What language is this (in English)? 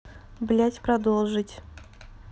Russian